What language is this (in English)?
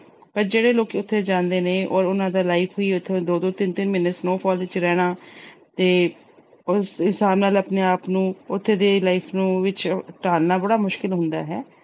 Punjabi